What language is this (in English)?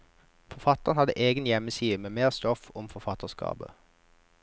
Norwegian